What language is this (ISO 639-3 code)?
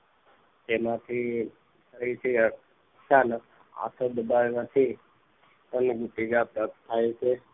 guj